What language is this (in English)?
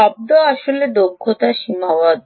Bangla